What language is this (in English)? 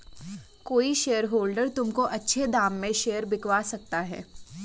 Hindi